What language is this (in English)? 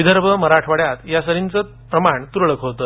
Marathi